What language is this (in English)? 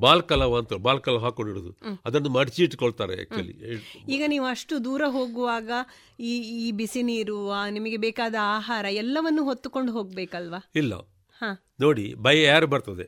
Kannada